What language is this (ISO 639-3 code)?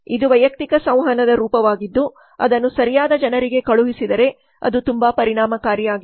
kan